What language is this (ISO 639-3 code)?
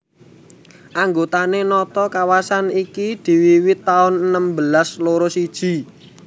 jav